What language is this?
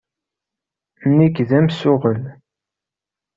Kabyle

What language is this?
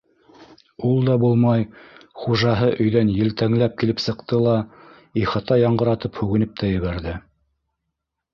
Bashkir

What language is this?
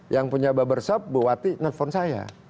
Indonesian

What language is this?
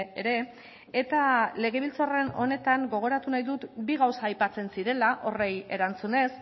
Basque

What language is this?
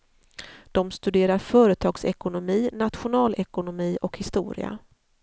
Swedish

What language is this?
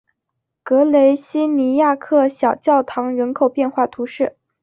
Chinese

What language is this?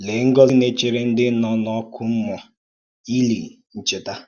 Igbo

